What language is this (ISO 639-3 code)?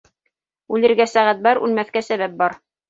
bak